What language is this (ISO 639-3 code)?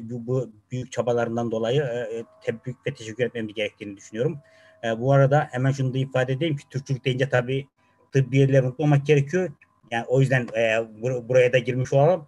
tur